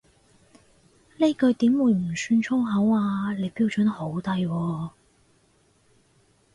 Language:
Cantonese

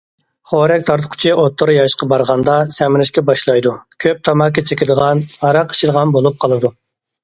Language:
Uyghur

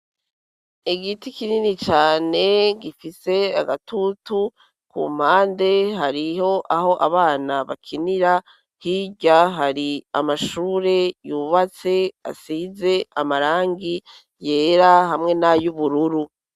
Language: Rundi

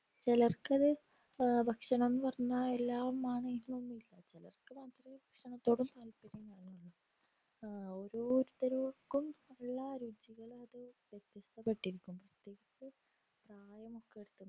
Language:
Malayalam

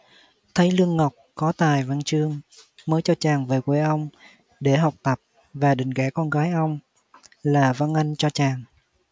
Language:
Vietnamese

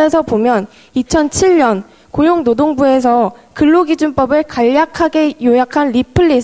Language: Korean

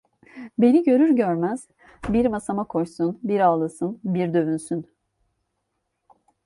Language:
Turkish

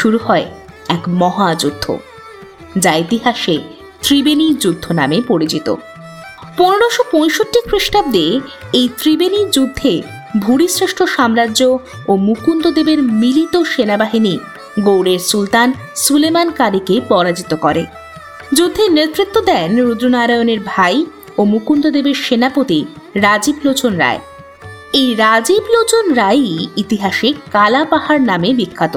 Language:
Bangla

